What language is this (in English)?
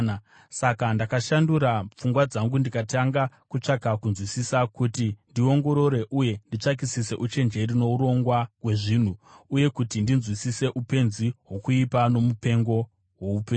Shona